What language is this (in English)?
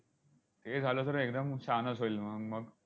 Marathi